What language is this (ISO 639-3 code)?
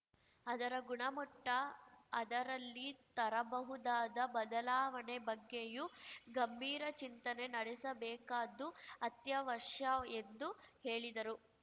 kan